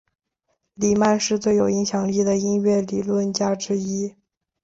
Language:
Chinese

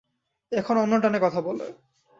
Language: Bangla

